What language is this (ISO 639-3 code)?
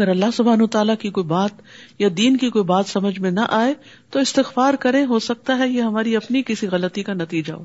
urd